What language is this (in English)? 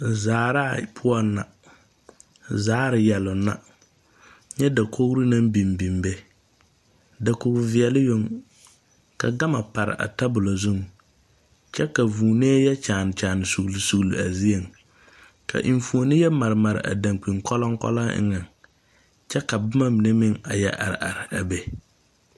Southern Dagaare